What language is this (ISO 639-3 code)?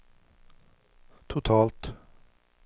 swe